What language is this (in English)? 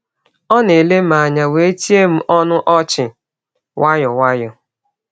Igbo